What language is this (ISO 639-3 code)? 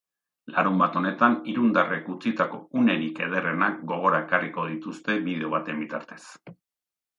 eus